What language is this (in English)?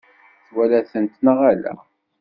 Kabyle